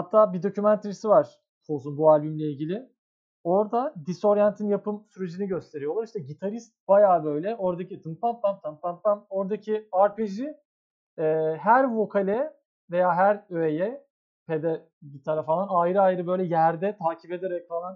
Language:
Turkish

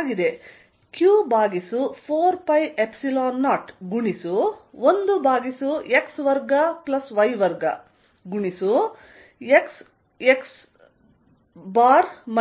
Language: Kannada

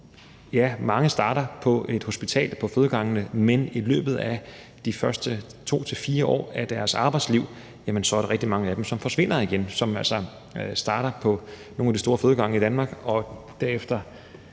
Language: Danish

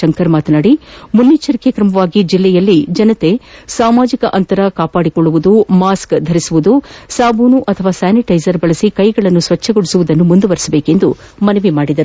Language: Kannada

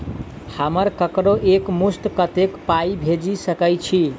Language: Maithili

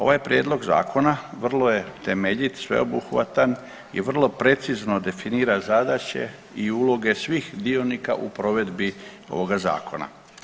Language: Croatian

